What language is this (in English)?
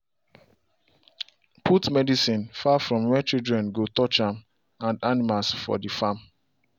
Nigerian Pidgin